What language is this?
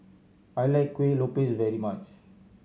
English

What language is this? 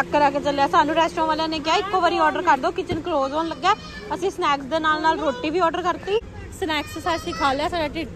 Punjabi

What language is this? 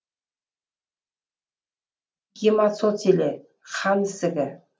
Kazakh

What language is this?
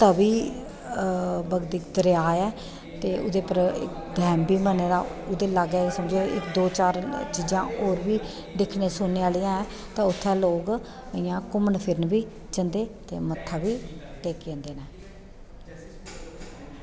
Dogri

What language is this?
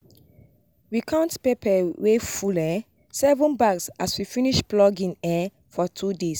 Nigerian Pidgin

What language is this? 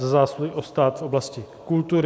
Czech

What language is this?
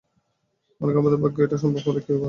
Bangla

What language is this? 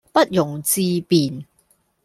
Cantonese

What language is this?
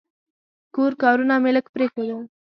Pashto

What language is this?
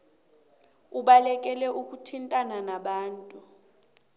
South Ndebele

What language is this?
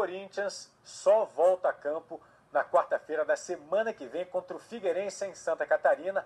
Portuguese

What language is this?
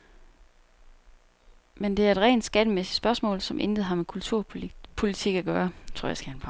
Danish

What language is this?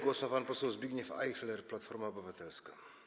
Polish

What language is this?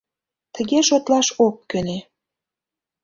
Mari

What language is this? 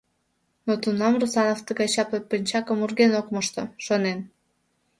Mari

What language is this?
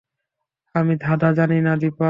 Bangla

